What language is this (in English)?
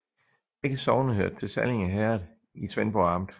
Danish